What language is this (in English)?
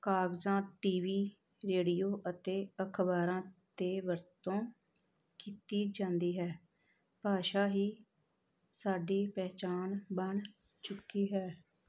Punjabi